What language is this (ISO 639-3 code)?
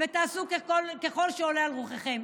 heb